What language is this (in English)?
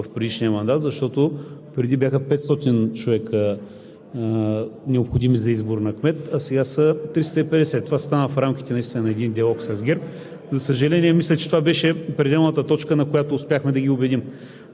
Bulgarian